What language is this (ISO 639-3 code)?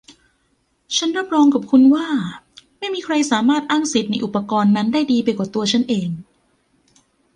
tha